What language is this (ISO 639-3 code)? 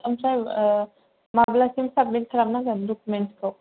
brx